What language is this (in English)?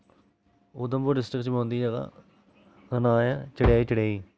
Dogri